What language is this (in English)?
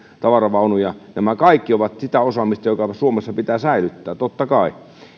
Finnish